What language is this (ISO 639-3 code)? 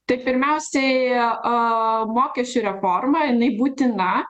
lit